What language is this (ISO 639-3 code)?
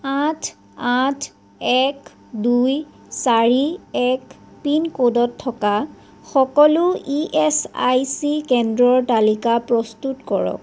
asm